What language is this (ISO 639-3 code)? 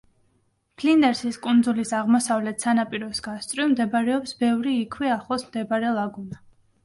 kat